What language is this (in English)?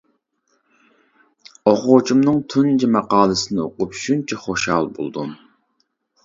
Uyghur